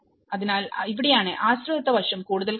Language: Malayalam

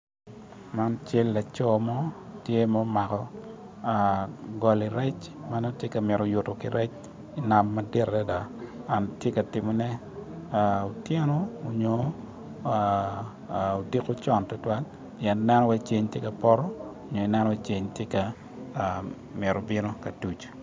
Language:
Acoli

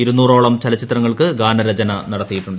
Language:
Malayalam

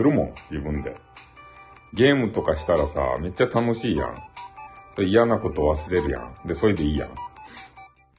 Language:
Japanese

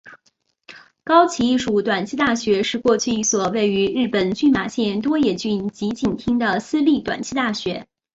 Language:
Chinese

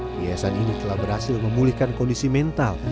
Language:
Indonesian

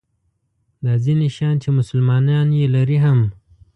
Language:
Pashto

